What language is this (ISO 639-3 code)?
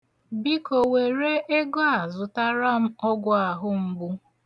ibo